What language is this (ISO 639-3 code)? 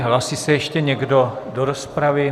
ces